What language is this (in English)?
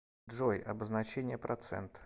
Russian